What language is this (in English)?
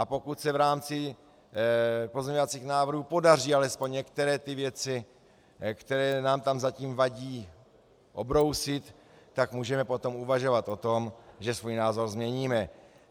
Czech